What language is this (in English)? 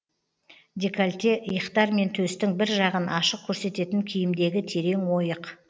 Kazakh